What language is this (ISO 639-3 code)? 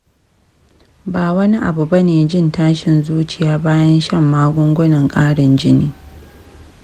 hau